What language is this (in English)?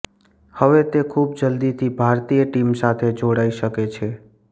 Gujarati